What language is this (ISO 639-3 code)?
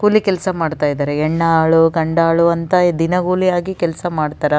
kan